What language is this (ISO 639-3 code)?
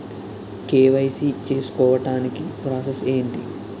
tel